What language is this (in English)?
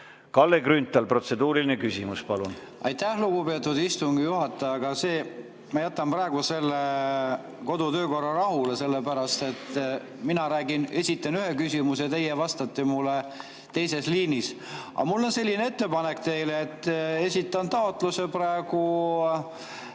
Estonian